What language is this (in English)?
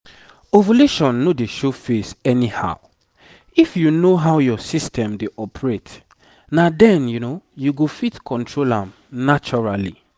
Nigerian Pidgin